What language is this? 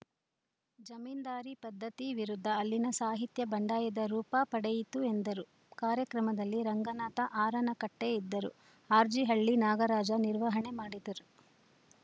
Kannada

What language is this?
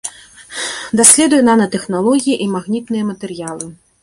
Belarusian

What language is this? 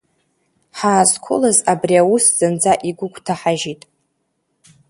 Abkhazian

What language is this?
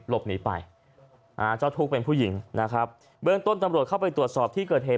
Thai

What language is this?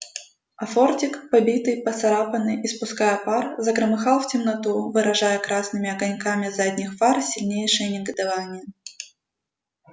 Russian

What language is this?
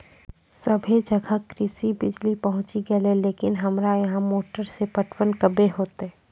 Maithili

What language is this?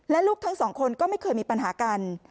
Thai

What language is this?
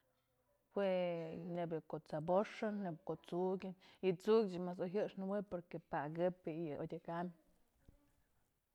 Mazatlán Mixe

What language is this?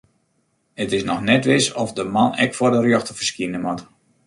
Western Frisian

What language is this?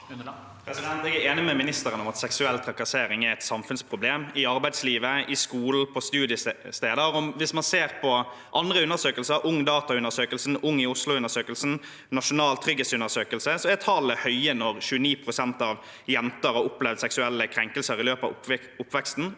Norwegian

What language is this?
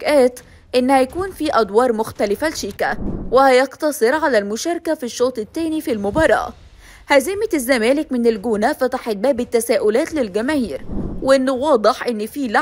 Arabic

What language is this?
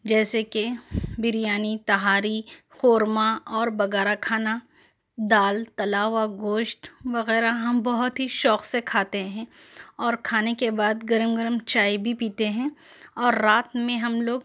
Urdu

